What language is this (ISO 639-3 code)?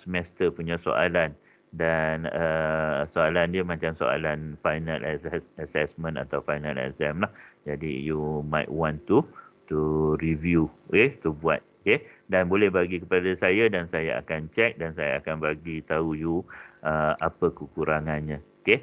msa